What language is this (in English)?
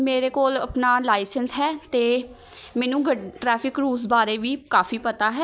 Punjabi